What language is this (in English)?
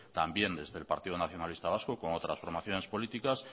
Spanish